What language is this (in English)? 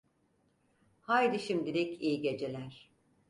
Turkish